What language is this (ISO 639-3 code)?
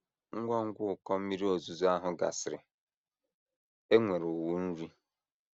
ibo